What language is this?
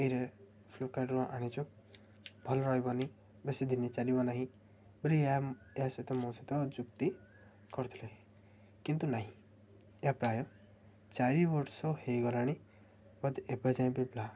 Odia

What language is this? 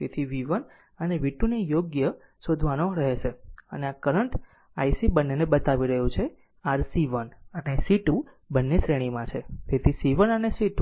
Gujarati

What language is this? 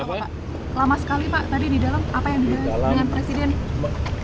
Indonesian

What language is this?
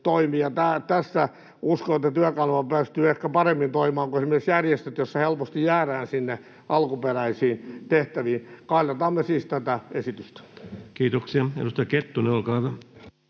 Finnish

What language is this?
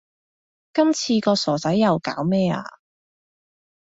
Cantonese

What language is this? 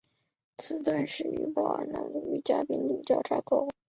Chinese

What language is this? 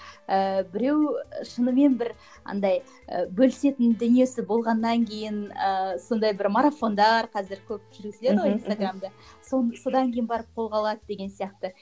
Kazakh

